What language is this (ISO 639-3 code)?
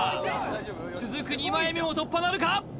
jpn